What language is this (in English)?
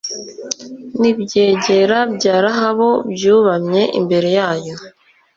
Kinyarwanda